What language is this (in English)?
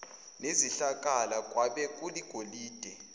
Zulu